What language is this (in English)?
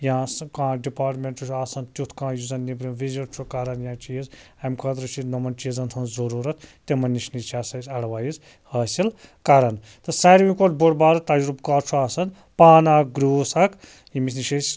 Kashmiri